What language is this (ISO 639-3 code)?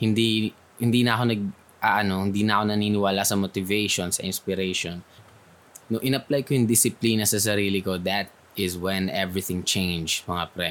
fil